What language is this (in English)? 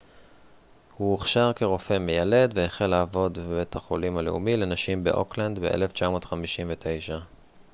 Hebrew